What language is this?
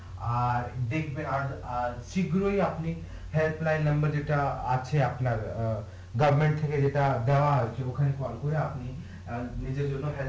Bangla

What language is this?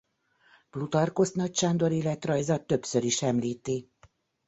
Hungarian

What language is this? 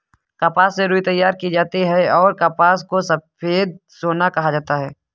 Hindi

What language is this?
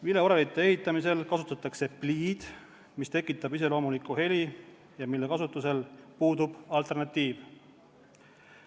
Estonian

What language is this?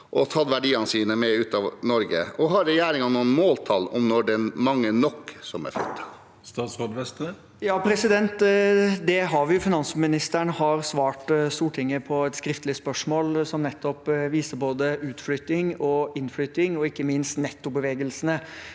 Norwegian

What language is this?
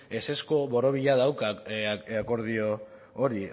Basque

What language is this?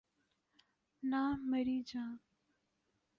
Urdu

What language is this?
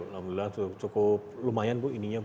Indonesian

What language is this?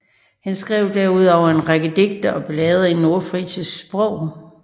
Danish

